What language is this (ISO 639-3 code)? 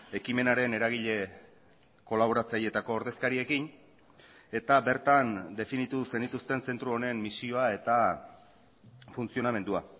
eus